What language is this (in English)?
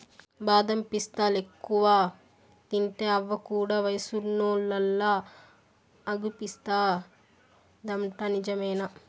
Telugu